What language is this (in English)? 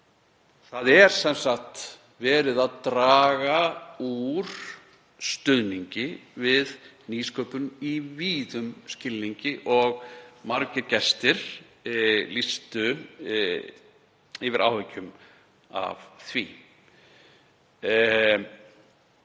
Icelandic